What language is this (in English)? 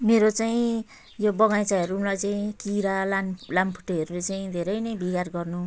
Nepali